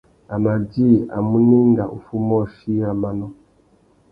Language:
Tuki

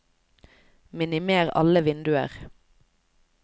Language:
Norwegian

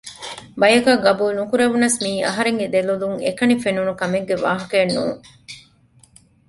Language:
Divehi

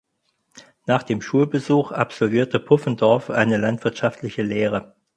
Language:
German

